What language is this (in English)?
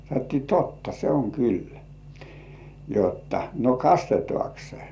Finnish